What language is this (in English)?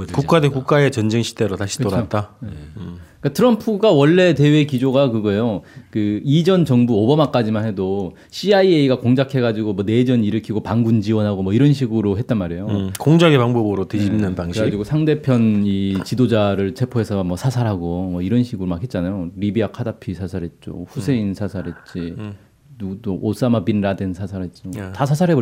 Korean